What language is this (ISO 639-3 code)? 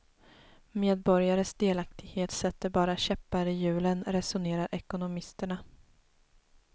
swe